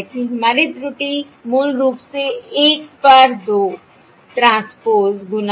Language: Hindi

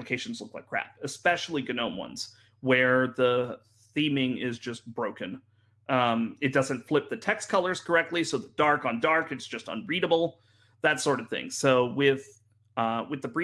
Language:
English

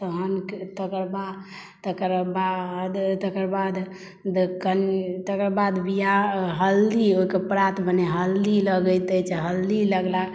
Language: Maithili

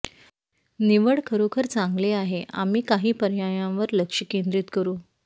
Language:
Marathi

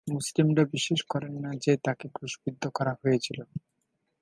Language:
Bangla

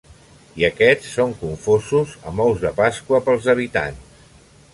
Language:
Catalan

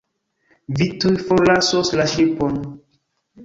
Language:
Esperanto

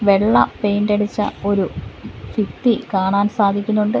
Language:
Malayalam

